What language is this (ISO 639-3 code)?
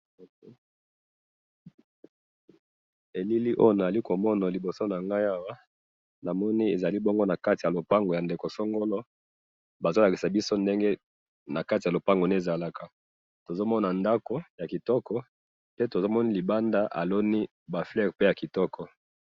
lin